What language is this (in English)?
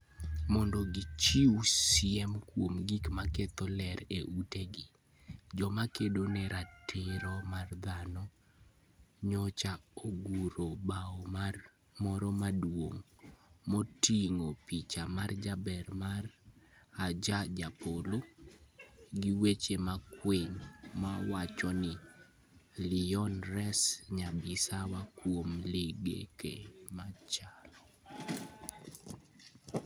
Luo (Kenya and Tanzania)